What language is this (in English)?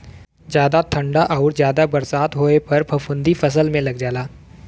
Bhojpuri